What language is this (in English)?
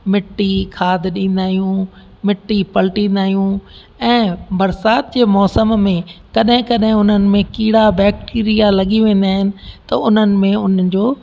Sindhi